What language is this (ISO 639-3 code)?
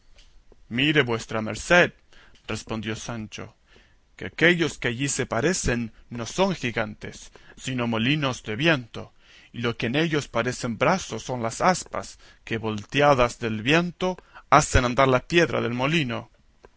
spa